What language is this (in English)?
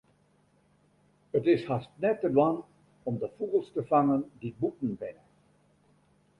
Western Frisian